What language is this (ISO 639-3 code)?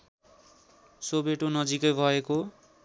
nep